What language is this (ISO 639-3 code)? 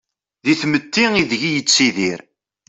kab